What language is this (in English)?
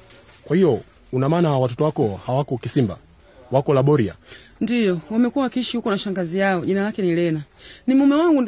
Swahili